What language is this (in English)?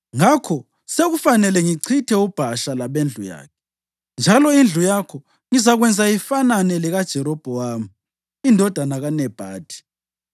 North Ndebele